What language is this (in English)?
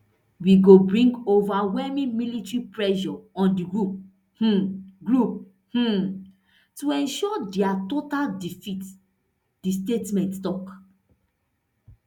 Nigerian Pidgin